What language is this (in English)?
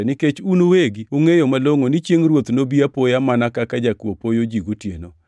Luo (Kenya and Tanzania)